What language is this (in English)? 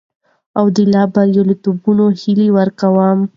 Pashto